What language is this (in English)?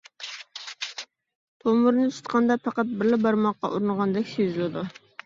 Uyghur